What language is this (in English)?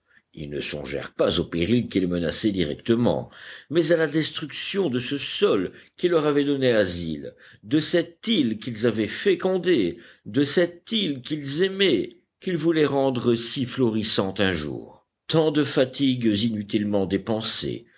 French